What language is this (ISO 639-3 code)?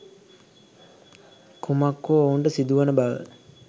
sin